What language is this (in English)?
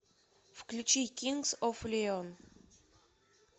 Russian